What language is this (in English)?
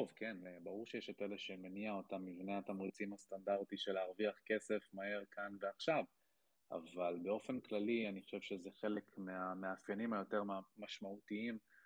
Hebrew